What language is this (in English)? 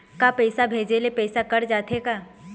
Chhattisgarhi